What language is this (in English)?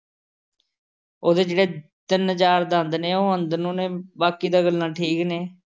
Punjabi